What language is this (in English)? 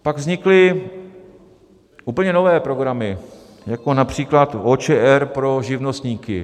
Czech